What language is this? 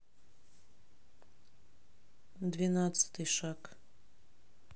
Russian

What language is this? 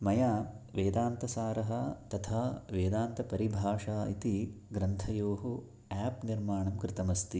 Sanskrit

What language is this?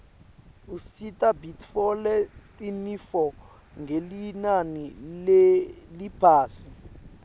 Swati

